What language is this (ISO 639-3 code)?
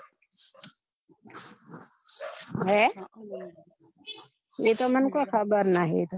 guj